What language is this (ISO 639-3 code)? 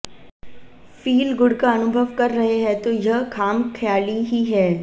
hin